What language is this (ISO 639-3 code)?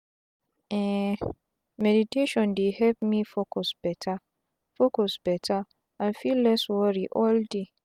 pcm